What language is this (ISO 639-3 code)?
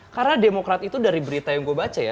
ind